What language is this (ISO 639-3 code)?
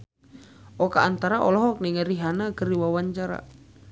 sun